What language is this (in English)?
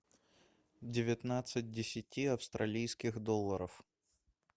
Russian